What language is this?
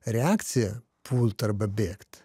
Lithuanian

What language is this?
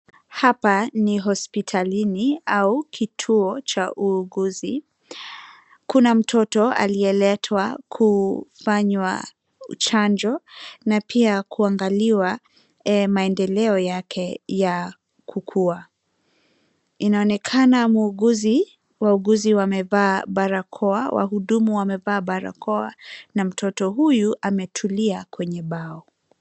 Swahili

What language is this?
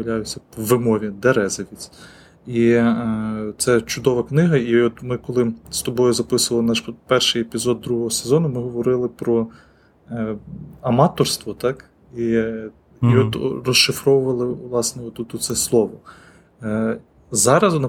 Ukrainian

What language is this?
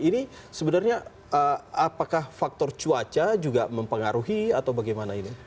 Indonesian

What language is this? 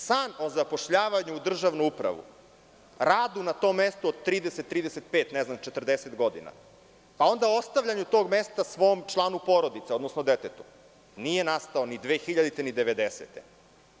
Serbian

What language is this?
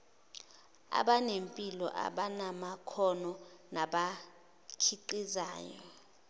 Zulu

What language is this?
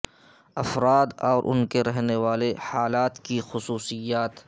Urdu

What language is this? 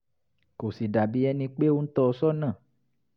Yoruba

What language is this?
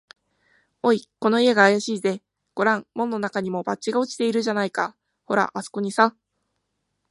Japanese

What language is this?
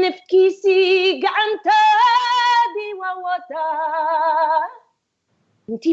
Italian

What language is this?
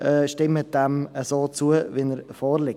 Swiss German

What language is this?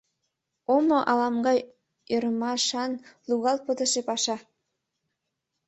Mari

